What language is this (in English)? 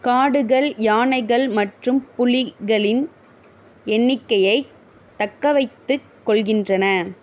Tamil